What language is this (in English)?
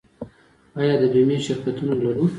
Pashto